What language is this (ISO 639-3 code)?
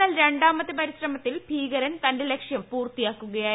mal